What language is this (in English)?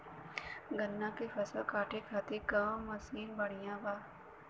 Bhojpuri